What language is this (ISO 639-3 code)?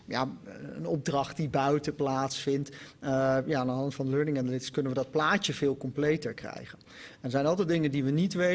nld